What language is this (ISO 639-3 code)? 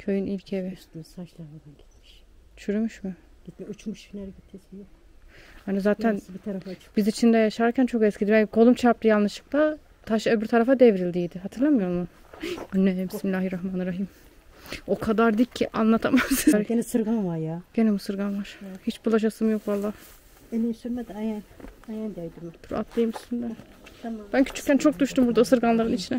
tur